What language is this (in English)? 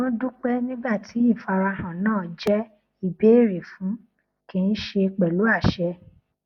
Yoruba